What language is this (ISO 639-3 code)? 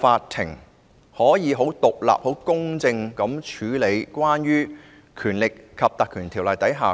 yue